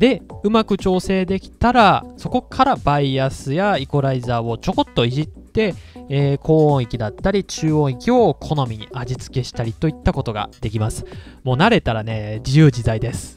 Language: Japanese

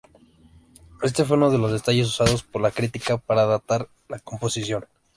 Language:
Spanish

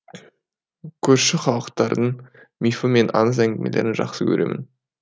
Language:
Kazakh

